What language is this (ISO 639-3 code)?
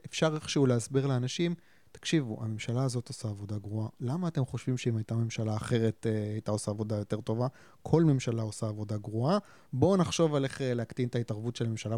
heb